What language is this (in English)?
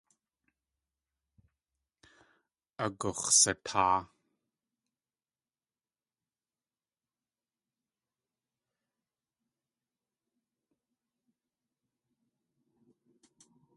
Tlingit